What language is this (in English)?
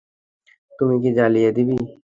Bangla